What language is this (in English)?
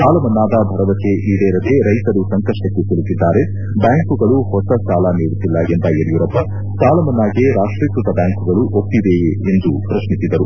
Kannada